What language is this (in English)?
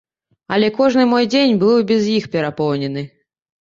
Belarusian